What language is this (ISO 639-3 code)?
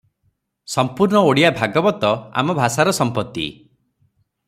ori